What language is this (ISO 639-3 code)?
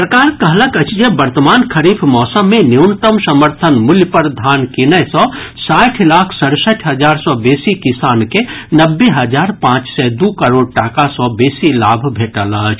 mai